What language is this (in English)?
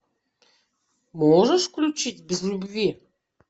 Russian